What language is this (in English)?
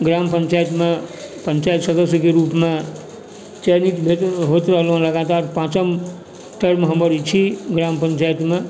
Maithili